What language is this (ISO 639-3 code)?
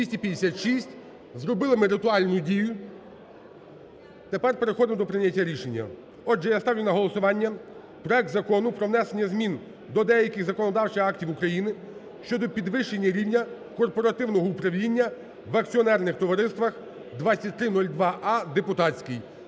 ukr